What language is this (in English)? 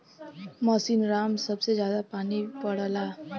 Bhojpuri